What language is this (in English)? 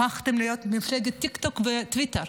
Hebrew